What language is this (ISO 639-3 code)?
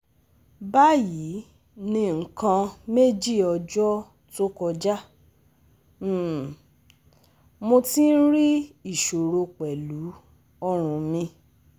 yor